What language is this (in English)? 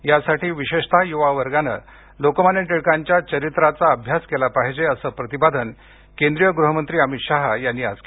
Marathi